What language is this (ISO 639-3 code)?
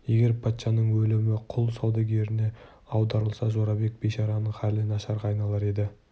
kaz